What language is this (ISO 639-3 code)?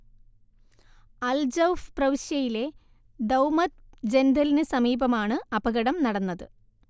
mal